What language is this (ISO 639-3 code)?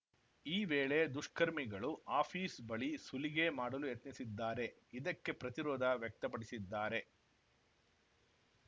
kan